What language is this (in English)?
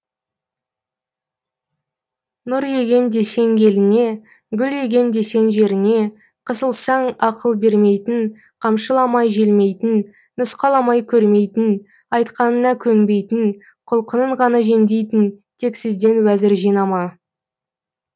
Kazakh